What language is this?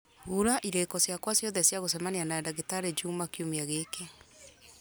Kikuyu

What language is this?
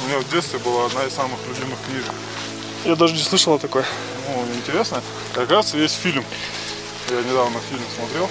Russian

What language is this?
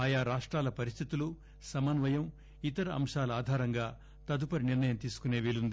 Telugu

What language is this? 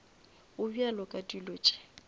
Northern Sotho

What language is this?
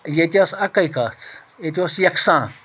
Kashmiri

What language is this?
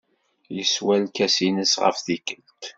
Kabyle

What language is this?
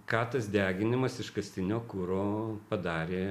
Lithuanian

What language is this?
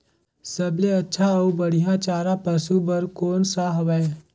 Chhattisgarhi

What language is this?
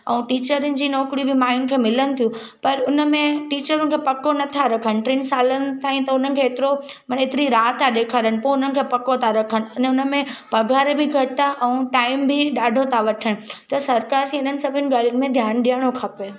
Sindhi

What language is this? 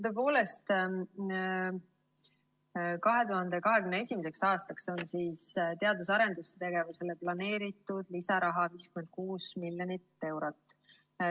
Estonian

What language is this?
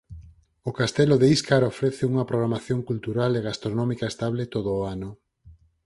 Galician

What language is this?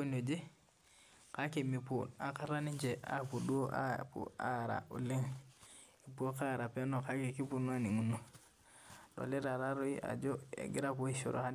Masai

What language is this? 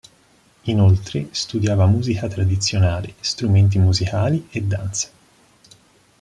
Italian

